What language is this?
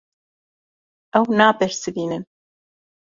Kurdish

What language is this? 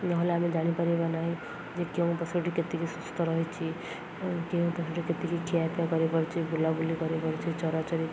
Odia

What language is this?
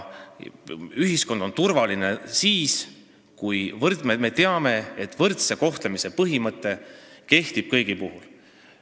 Estonian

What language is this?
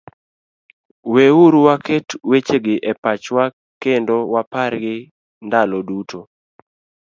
Luo (Kenya and Tanzania)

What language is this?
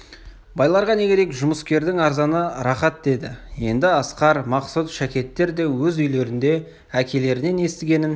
Kazakh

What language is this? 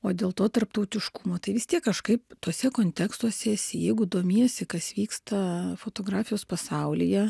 Lithuanian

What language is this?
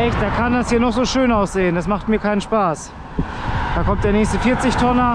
German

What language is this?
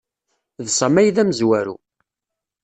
Kabyle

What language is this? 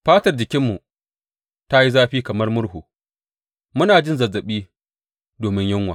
Hausa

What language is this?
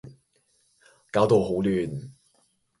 Cantonese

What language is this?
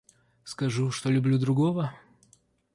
Russian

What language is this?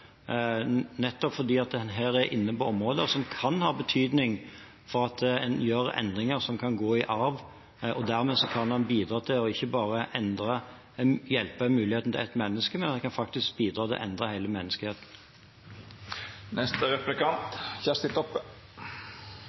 Norwegian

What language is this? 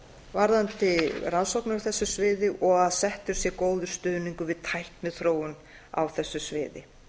Icelandic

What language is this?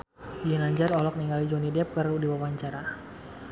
Sundanese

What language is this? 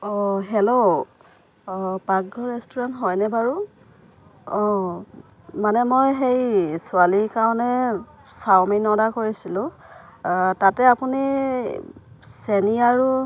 Assamese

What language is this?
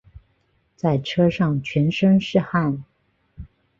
Chinese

